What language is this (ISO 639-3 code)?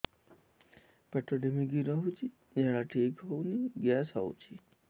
ori